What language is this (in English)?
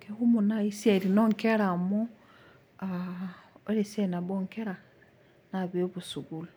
Masai